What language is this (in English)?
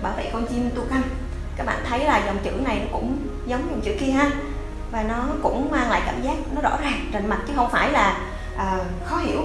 Vietnamese